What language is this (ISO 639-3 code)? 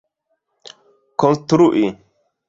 epo